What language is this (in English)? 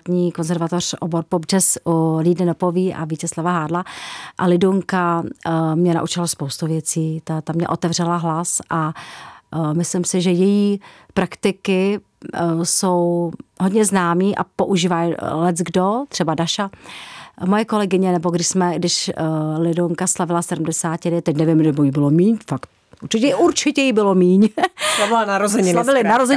Czech